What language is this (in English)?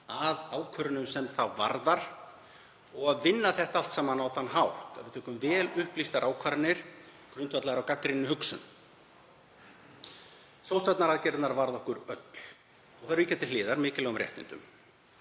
Icelandic